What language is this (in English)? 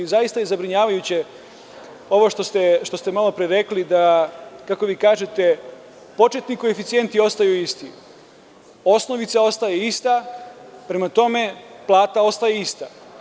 Serbian